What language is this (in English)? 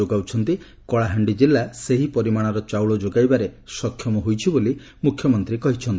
Odia